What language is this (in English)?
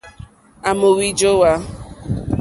Mokpwe